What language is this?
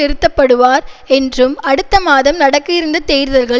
Tamil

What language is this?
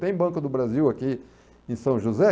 Portuguese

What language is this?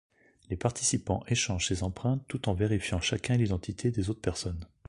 French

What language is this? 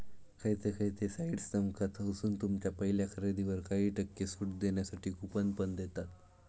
Marathi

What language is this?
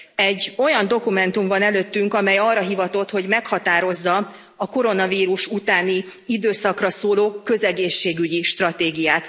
Hungarian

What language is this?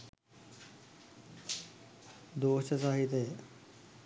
Sinhala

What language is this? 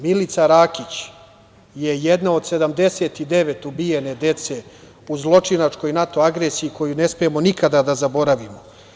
Serbian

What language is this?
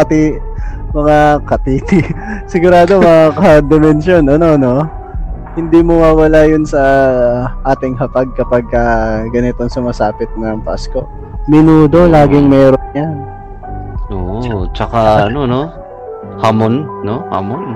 Filipino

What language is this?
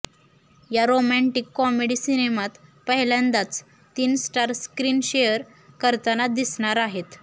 Marathi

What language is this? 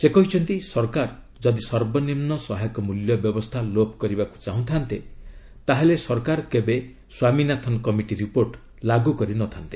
Odia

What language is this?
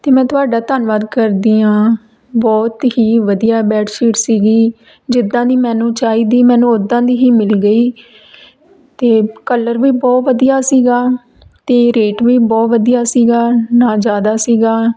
Punjabi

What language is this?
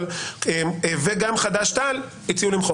Hebrew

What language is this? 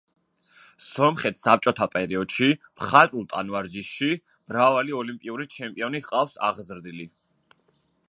Georgian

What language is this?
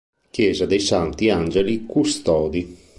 Italian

